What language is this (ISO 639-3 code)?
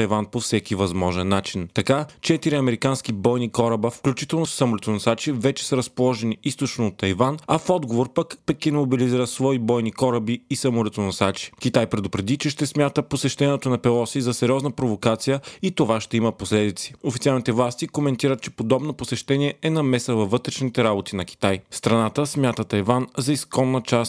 bul